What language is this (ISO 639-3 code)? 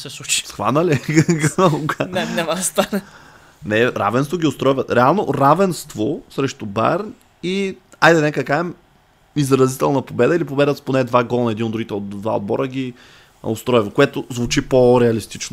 bul